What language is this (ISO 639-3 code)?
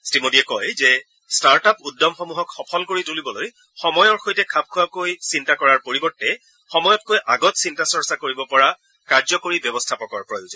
asm